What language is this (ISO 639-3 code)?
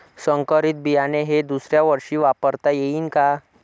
mar